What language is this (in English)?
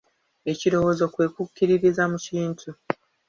Ganda